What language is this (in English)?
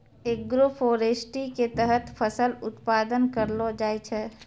Maithili